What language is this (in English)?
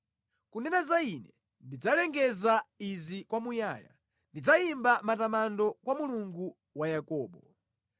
Nyanja